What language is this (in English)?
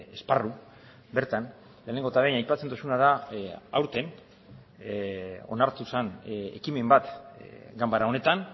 Basque